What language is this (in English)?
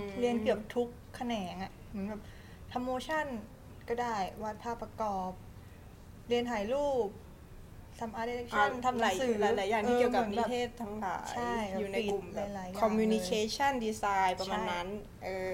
Thai